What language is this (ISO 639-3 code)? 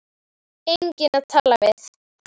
isl